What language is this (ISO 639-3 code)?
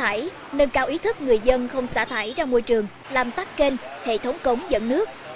vie